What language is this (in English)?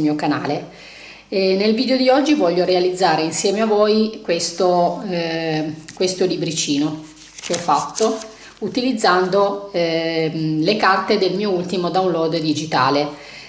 Italian